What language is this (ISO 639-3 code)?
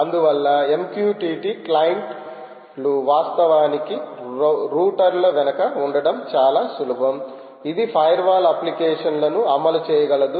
tel